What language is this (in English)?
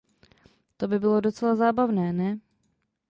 Czech